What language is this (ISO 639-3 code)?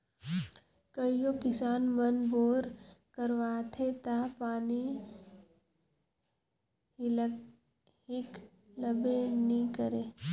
hne